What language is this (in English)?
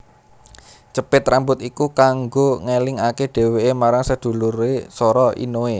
Javanese